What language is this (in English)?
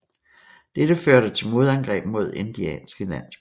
Danish